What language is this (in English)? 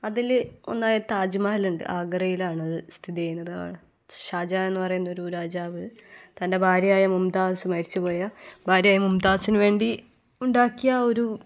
Malayalam